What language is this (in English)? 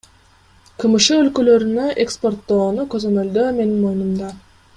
Kyrgyz